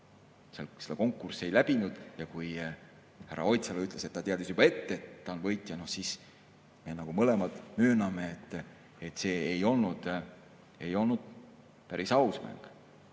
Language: Estonian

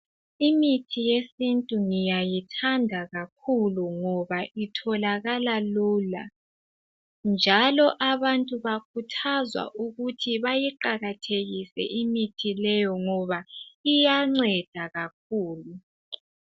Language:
North Ndebele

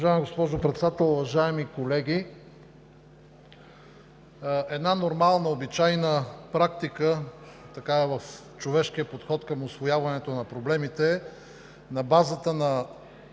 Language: Bulgarian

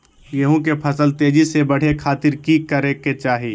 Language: Magahi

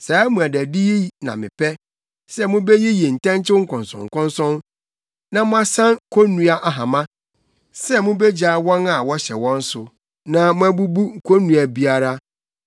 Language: Akan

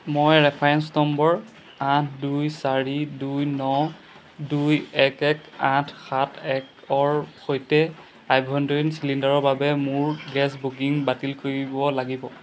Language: Assamese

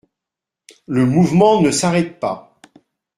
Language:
French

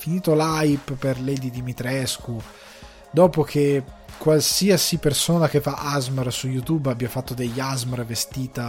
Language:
Italian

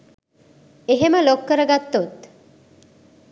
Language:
Sinhala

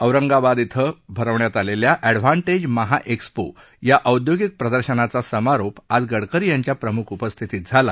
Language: Marathi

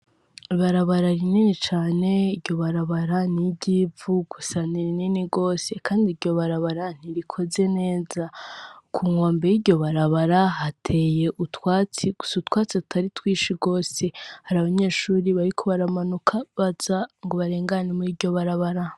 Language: Rundi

